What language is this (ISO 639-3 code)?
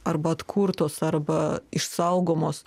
lit